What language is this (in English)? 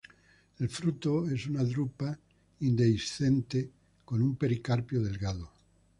Spanish